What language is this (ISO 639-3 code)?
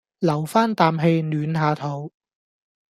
yue